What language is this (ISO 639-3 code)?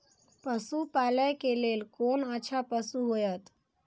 mai